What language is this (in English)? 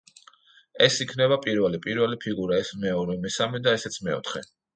Georgian